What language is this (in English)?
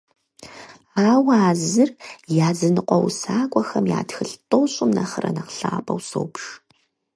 Kabardian